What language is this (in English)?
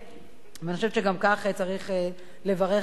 Hebrew